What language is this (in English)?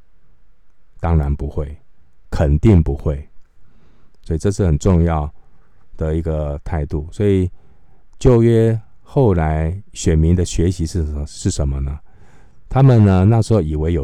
Chinese